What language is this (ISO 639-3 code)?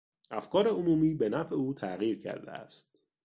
fas